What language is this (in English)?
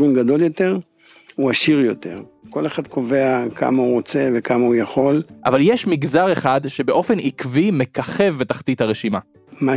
Hebrew